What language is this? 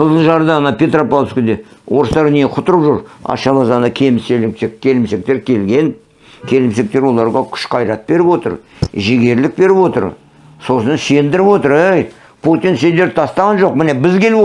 Turkish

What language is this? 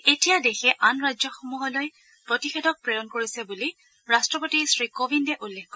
Assamese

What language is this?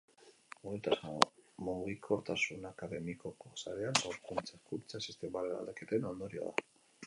Basque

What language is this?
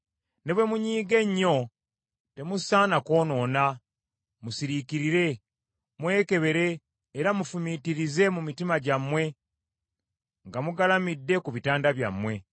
Ganda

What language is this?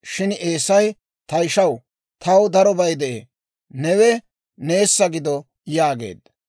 Dawro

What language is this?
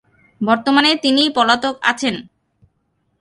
Bangla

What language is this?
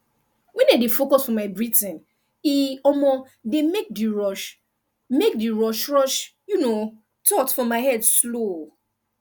Nigerian Pidgin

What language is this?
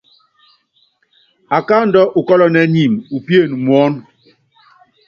Yangben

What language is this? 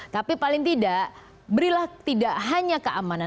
Indonesian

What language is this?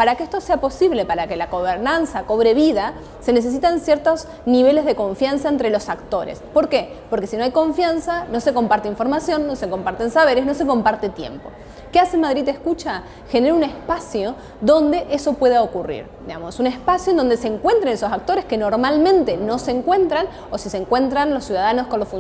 Spanish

